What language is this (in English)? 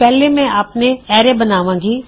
Punjabi